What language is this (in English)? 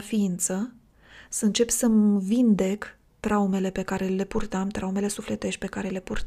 Romanian